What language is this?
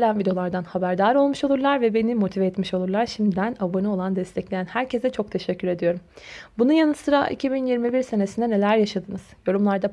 Turkish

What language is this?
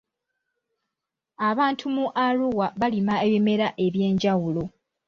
Ganda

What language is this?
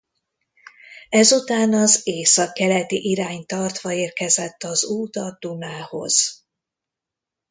Hungarian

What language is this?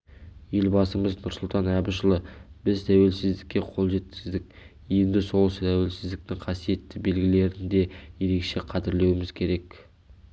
Kazakh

